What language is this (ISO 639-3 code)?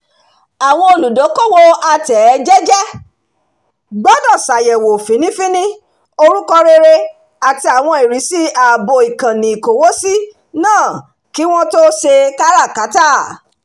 yor